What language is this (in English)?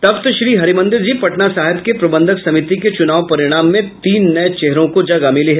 Hindi